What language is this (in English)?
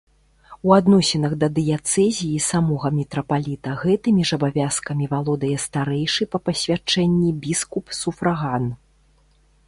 Belarusian